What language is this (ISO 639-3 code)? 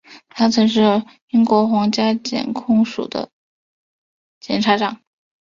zho